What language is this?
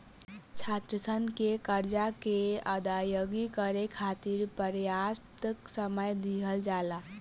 Bhojpuri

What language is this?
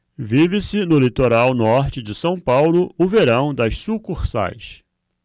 Portuguese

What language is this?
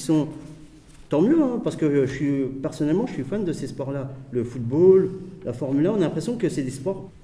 French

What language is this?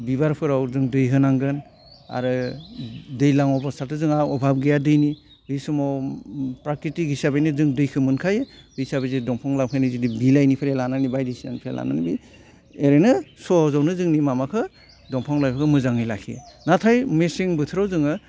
Bodo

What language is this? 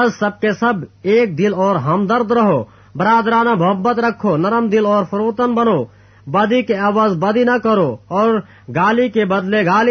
Urdu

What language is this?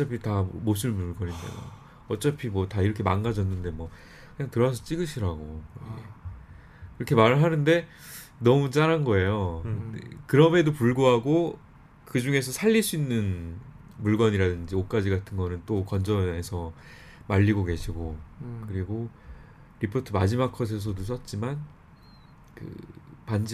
Korean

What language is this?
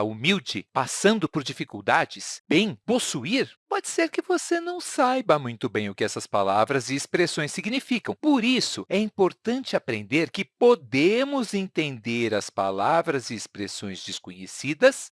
Portuguese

